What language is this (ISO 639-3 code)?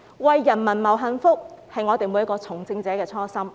yue